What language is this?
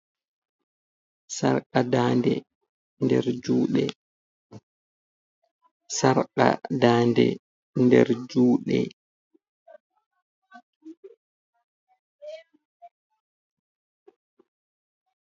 Fula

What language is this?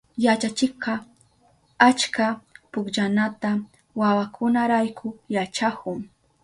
Southern Pastaza Quechua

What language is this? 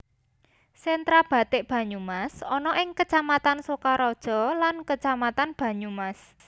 Javanese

